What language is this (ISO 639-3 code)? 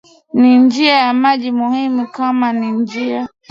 swa